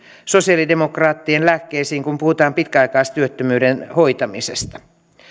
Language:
Finnish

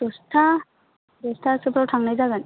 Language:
Bodo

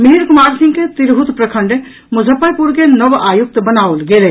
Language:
Maithili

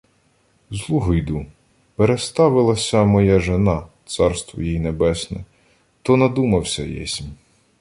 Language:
Ukrainian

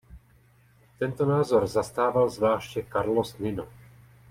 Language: Czech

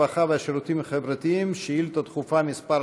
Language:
Hebrew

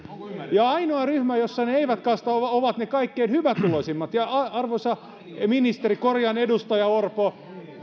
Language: Finnish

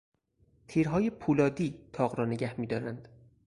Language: Persian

